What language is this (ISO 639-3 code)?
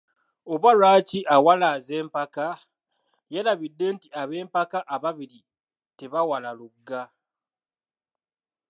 lug